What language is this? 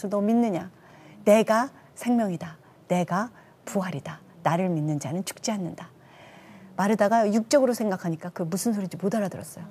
Korean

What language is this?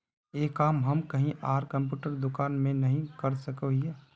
Magahi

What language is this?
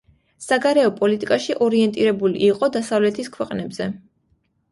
Georgian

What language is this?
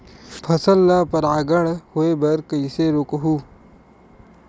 Chhattisgarhi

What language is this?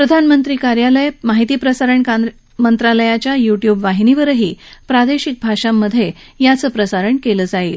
Marathi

